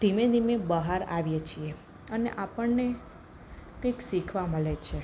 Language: Gujarati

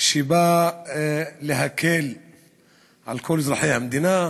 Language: Hebrew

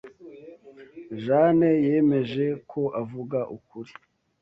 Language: Kinyarwanda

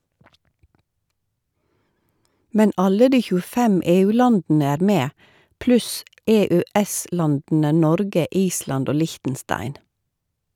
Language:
Norwegian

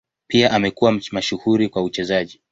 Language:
Swahili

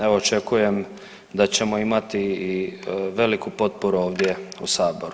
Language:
Croatian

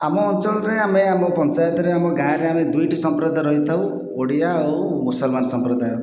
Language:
Odia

